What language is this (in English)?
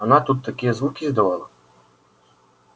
Russian